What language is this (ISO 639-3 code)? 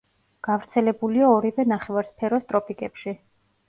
kat